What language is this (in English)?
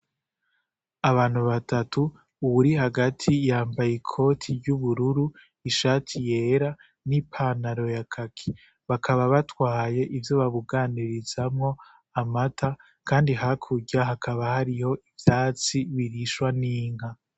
Rundi